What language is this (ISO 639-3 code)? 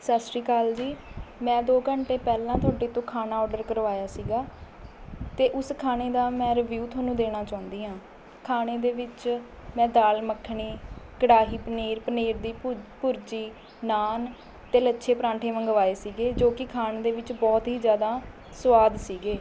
pan